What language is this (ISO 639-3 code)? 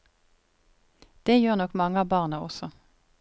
nor